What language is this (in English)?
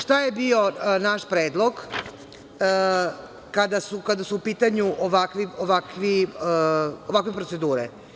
Serbian